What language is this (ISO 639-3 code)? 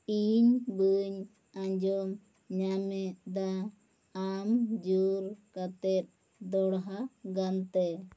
sat